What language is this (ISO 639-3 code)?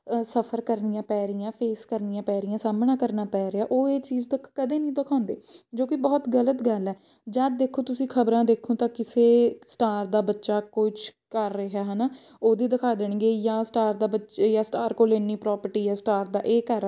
pan